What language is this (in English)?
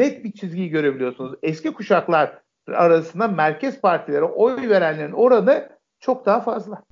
Turkish